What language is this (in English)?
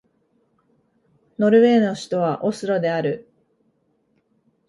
Japanese